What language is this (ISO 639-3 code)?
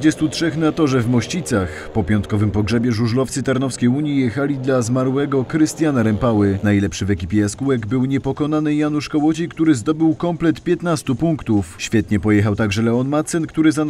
pol